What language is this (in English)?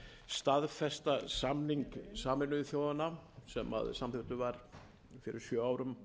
Icelandic